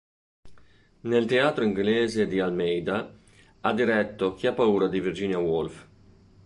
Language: Italian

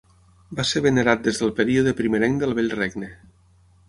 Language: Catalan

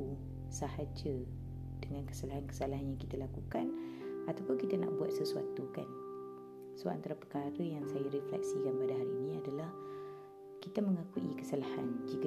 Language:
Malay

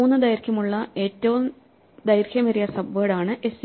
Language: Malayalam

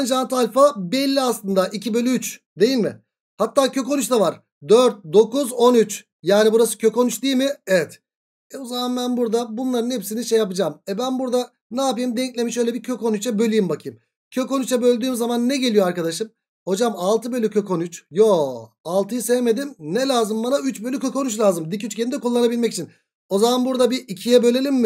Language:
Turkish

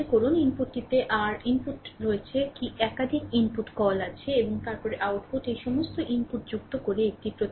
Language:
Bangla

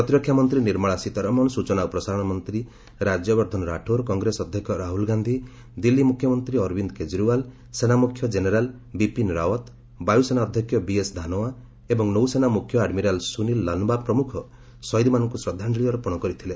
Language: Odia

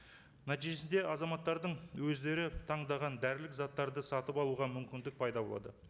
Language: Kazakh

